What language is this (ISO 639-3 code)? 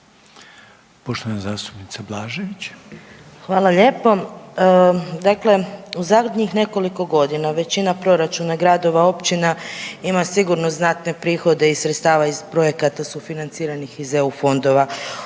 hrv